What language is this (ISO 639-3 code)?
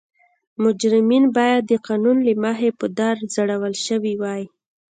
pus